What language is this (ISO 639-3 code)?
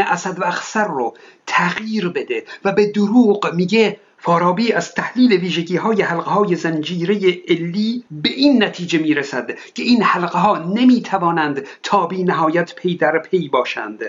fas